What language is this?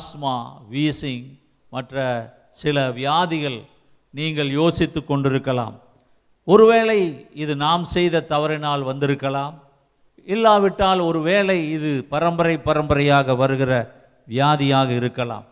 Tamil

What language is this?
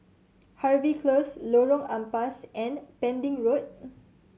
English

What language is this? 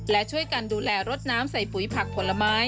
Thai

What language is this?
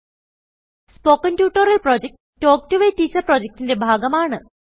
Malayalam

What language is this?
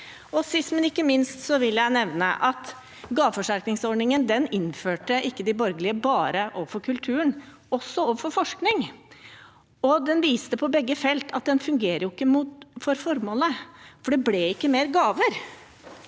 Norwegian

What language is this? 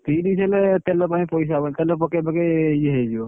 Odia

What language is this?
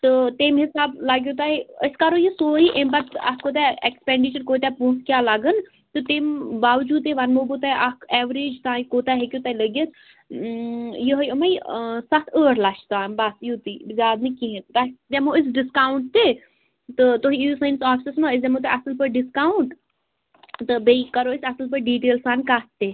Kashmiri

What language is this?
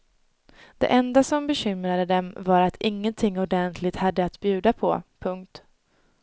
Swedish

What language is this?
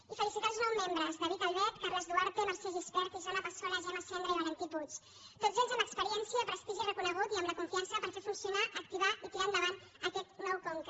Catalan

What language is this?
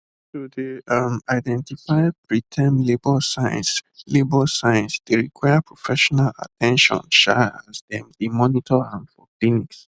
Nigerian Pidgin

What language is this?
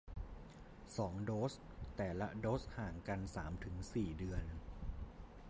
Thai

